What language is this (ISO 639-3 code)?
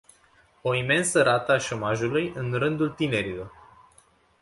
ron